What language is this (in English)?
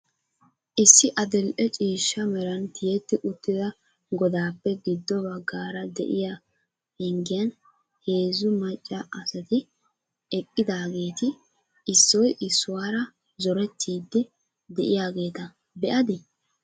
Wolaytta